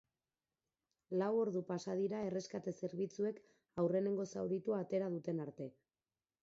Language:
Basque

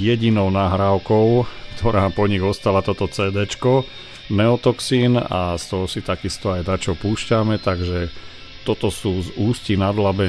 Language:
Slovak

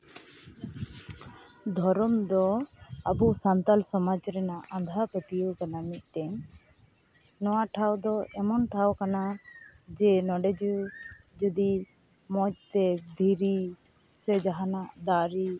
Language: Santali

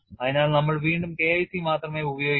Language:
Malayalam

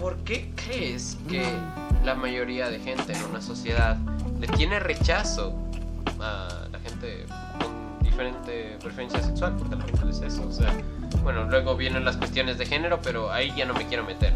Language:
Spanish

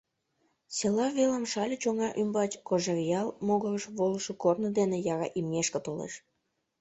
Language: Mari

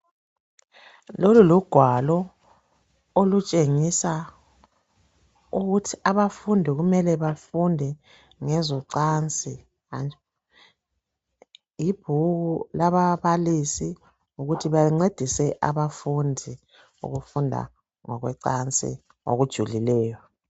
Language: North Ndebele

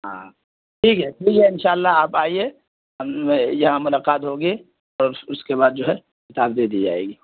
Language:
Urdu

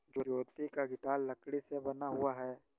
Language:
Hindi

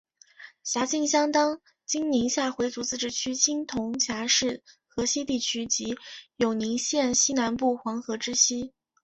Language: Chinese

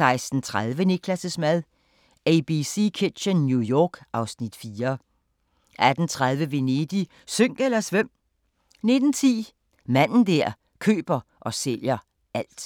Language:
Danish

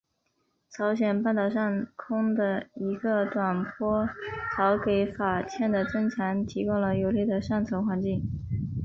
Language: Chinese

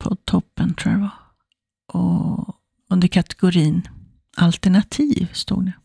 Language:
Swedish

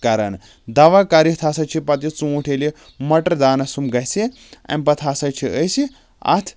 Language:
Kashmiri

